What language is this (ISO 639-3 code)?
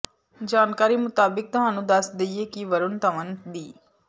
pan